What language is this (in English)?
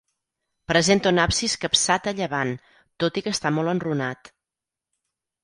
Catalan